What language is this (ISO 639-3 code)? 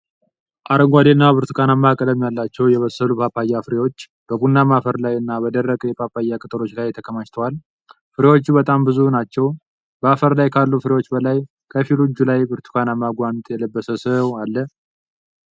amh